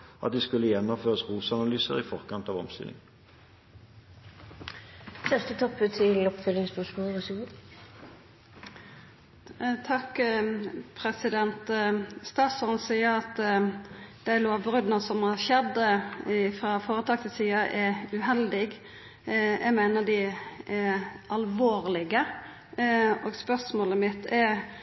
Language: Norwegian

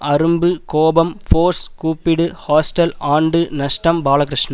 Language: Tamil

